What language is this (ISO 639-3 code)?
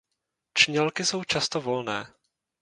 ces